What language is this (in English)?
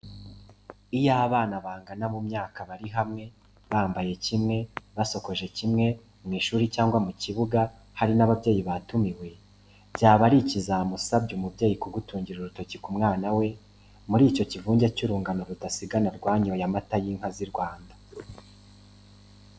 Kinyarwanda